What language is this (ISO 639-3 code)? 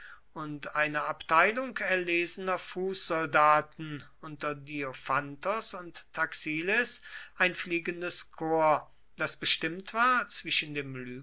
deu